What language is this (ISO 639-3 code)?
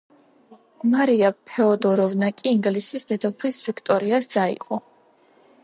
kat